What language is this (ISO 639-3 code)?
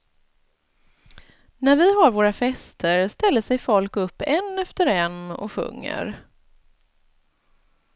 swe